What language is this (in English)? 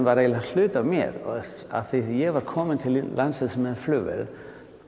Icelandic